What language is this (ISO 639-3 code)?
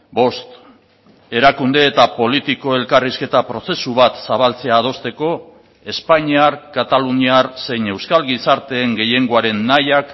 eus